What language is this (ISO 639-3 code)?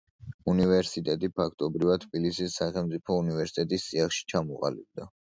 kat